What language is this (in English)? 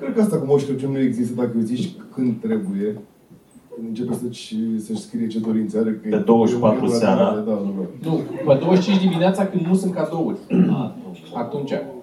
Romanian